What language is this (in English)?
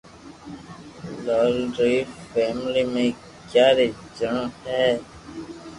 Loarki